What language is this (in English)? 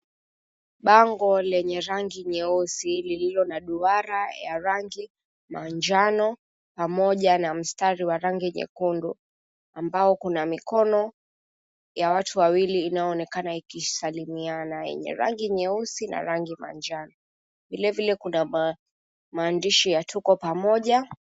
Swahili